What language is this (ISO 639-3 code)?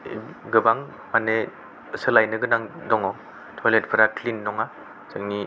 brx